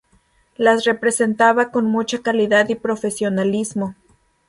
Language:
Spanish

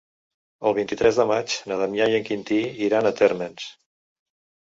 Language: Catalan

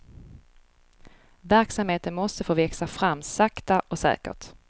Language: Swedish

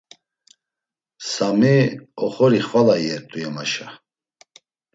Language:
Laz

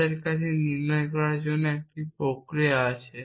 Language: Bangla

